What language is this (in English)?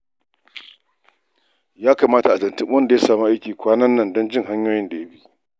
Hausa